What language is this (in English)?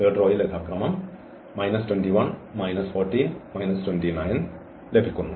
Malayalam